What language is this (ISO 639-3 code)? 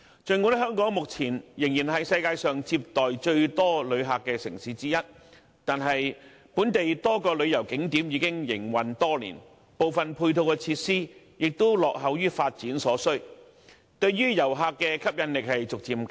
yue